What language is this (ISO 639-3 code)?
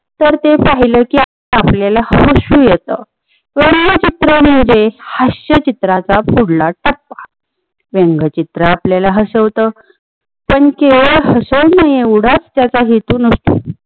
mar